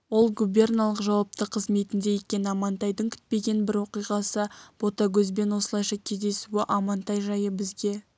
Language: Kazakh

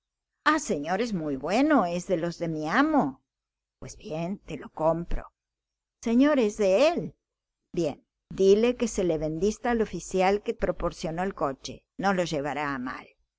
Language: Spanish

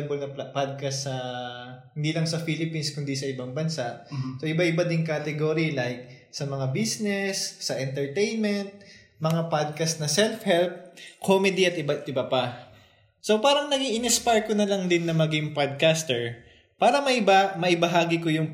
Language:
Filipino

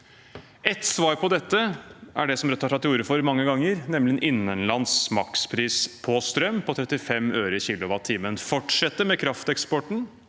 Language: Norwegian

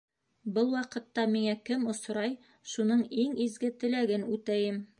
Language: Bashkir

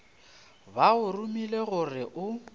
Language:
Northern Sotho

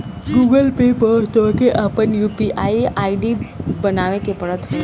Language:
Bhojpuri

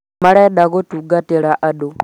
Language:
Kikuyu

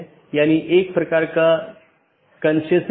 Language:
Hindi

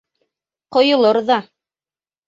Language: Bashkir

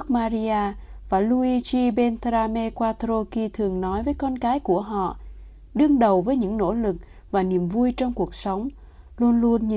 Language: Vietnamese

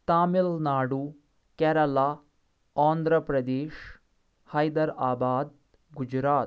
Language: Kashmiri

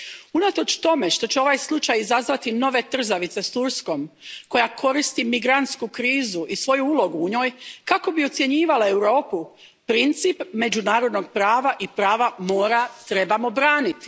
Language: Croatian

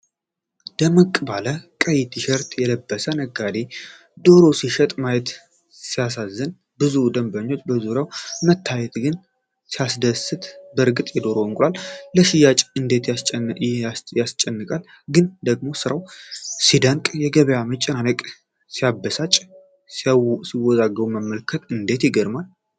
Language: Amharic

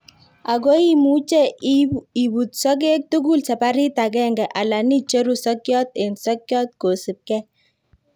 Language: Kalenjin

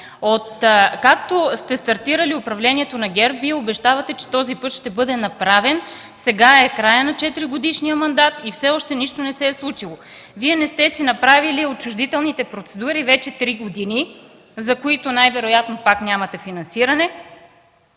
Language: Bulgarian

